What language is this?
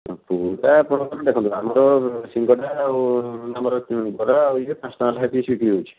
Odia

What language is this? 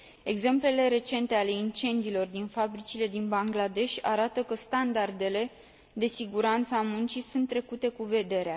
Romanian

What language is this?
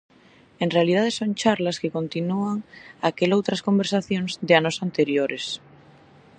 Galician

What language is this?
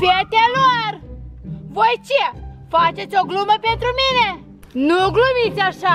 Romanian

